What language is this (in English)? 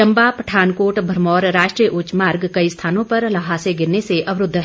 Hindi